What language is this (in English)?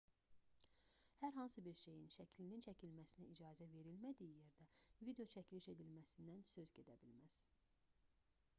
Azerbaijani